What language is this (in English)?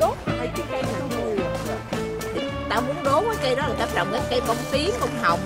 Vietnamese